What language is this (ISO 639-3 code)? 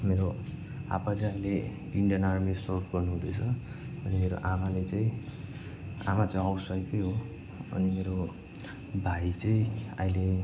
nep